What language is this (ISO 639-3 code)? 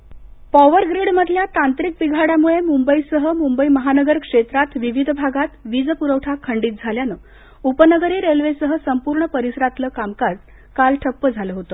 mar